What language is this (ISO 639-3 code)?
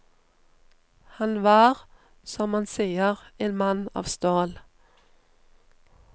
nor